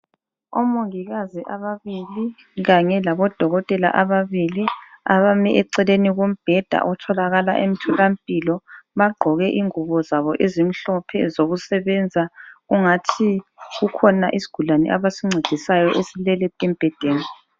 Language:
North Ndebele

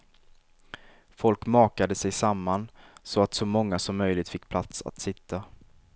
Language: Swedish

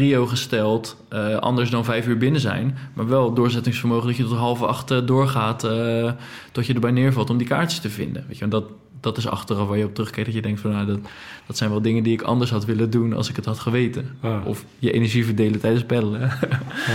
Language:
Dutch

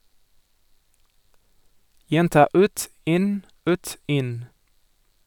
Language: Norwegian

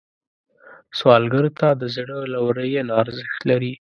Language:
Pashto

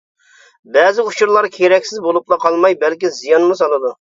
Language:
Uyghur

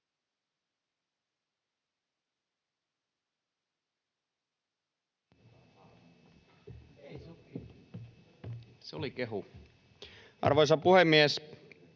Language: Finnish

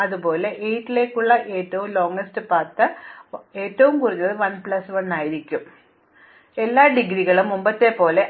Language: Malayalam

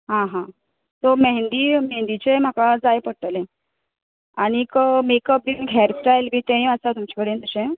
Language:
Konkani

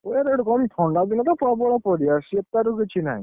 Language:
Odia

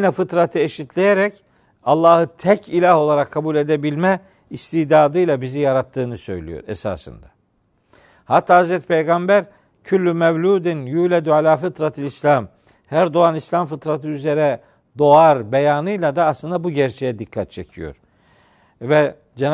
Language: Turkish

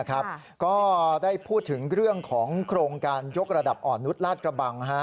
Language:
Thai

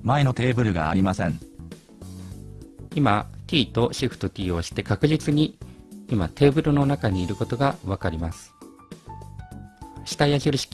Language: Japanese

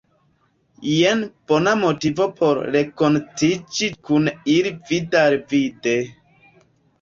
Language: Esperanto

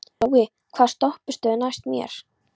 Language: Icelandic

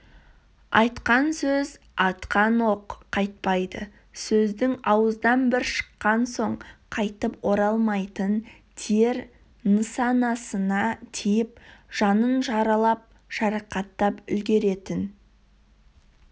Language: Kazakh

